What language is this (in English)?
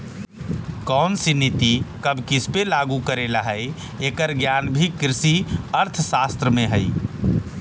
Magahi